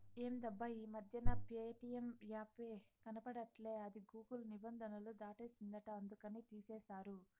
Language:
Telugu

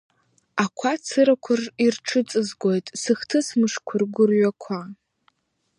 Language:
Abkhazian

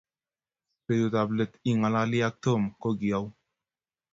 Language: Kalenjin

